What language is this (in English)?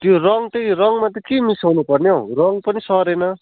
Nepali